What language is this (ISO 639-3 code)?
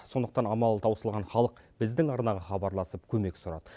kaz